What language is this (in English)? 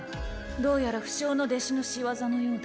Japanese